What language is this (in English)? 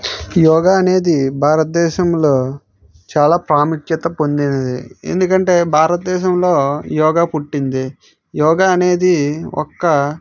Telugu